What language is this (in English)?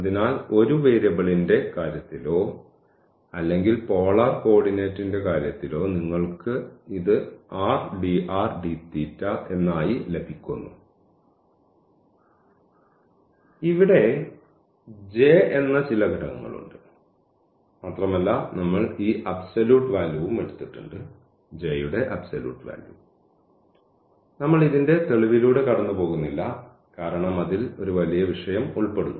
Malayalam